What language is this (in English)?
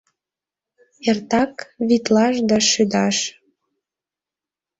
Mari